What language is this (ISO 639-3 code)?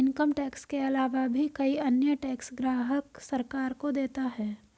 hin